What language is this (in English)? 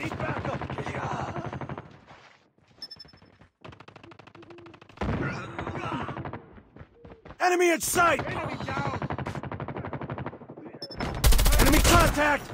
English